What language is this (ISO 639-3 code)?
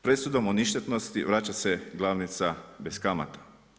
hrv